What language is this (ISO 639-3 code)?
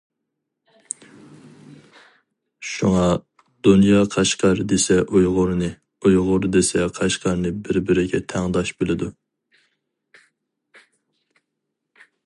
uig